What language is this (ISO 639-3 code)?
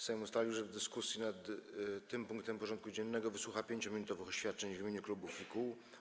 pol